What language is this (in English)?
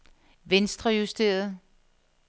Danish